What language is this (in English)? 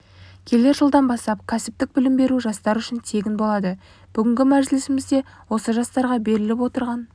Kazakh